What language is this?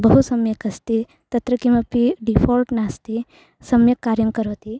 Sanskrit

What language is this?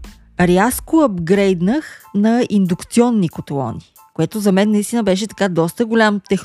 Bulgarian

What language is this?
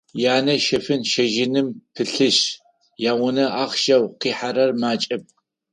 Adyghe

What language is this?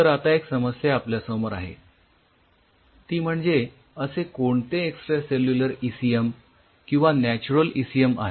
Marathi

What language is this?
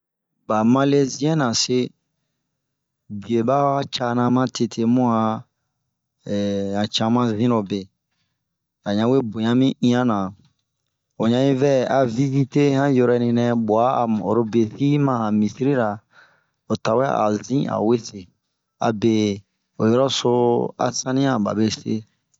Bomu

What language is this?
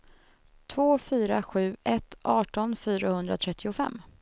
Swedish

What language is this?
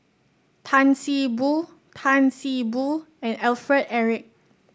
English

